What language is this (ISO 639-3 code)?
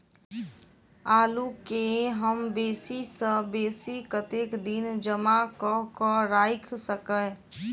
mai